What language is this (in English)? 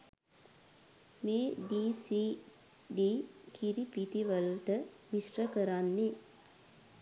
Sinhala